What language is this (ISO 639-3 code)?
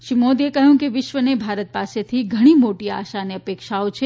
guj